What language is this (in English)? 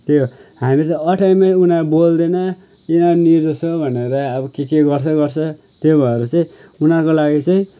Nepali